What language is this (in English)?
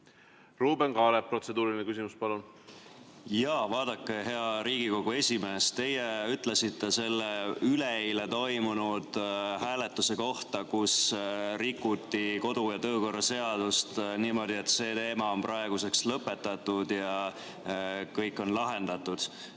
Estonian